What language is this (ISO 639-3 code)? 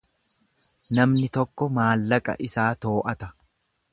orm